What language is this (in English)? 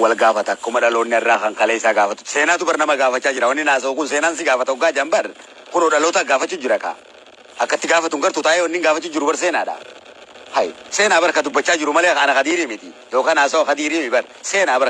Oromo